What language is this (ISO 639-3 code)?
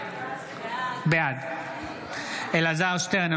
heb